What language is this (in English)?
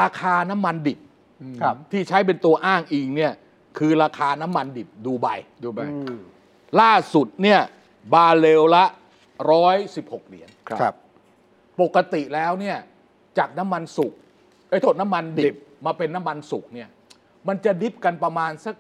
Thai